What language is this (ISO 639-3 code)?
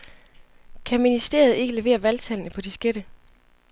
dan